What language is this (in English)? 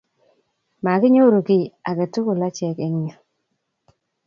Kalenjin